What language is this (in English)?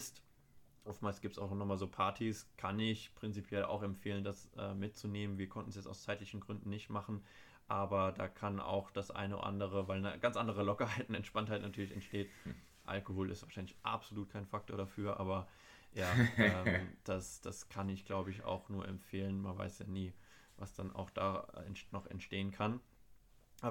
German